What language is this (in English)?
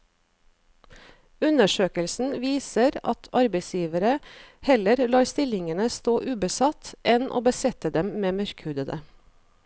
Norwegian